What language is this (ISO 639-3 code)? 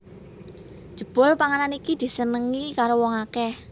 jav